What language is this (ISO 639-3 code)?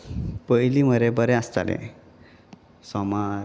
kok